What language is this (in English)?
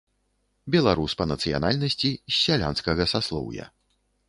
Belarusian